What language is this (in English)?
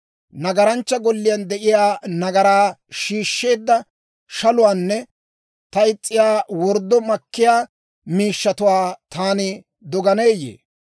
Dawro